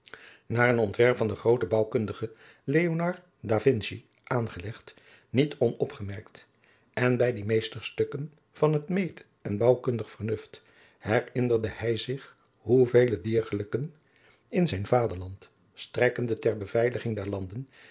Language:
Dutch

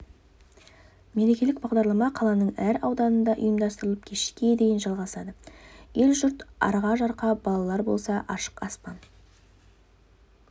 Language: Kazakh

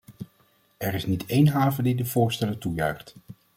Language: Dutch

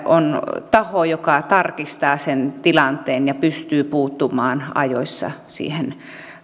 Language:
Finnish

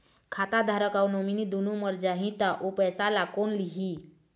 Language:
Chhattisgarhi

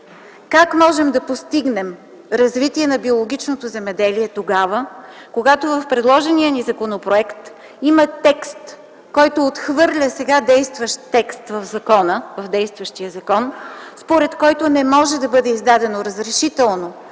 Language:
Bulgarian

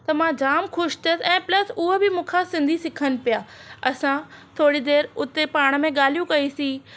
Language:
Sindhi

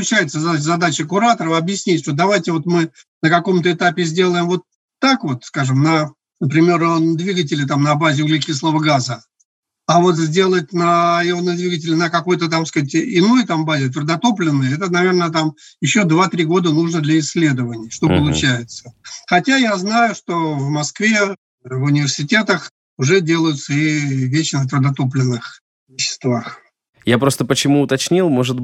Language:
Russian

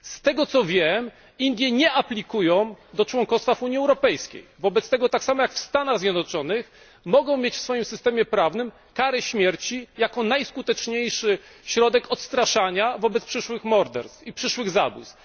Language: Polish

